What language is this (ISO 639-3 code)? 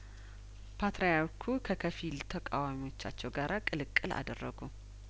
amh